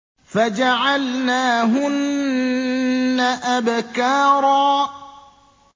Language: Arabic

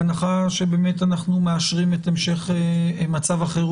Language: Hebrew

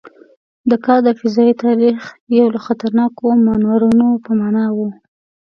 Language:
Pashto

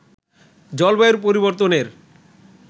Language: Bangla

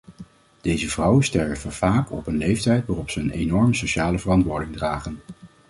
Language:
Dutch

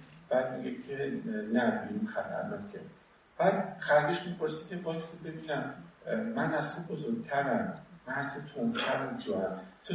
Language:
Persian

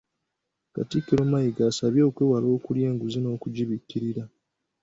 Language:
Ganda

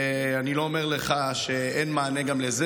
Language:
Hebrew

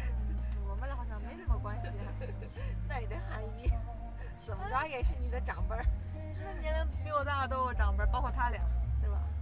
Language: Chinese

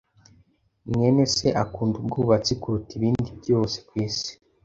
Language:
Kinyarwanda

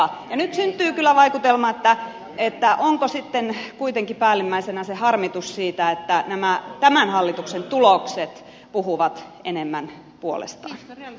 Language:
Finnish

